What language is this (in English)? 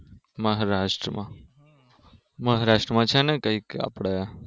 Gujarati